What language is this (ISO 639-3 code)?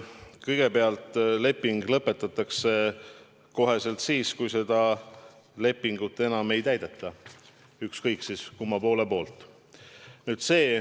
est